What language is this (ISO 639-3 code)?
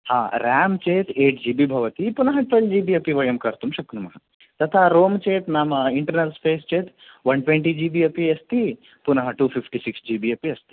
san